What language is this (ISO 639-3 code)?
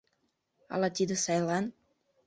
chm